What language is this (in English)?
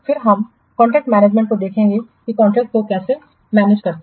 Hindi